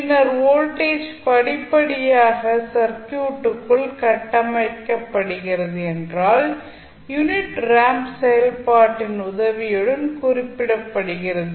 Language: Tamil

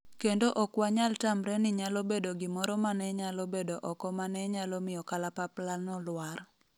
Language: Luo (Kenya and Tanzania)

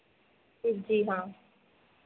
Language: Hindi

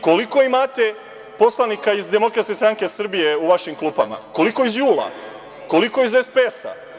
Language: Serbian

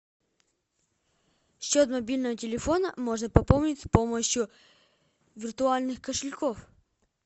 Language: Russian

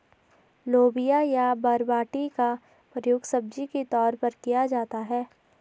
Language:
Hindi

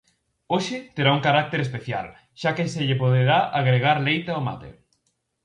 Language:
Galician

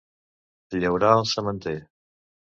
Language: Catalan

